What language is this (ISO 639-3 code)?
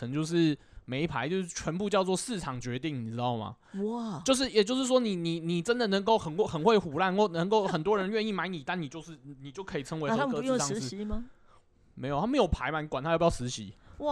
zho